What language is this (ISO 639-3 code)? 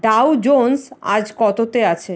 ben